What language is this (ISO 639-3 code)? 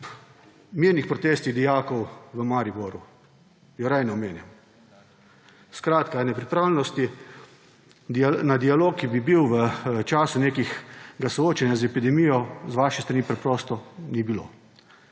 slv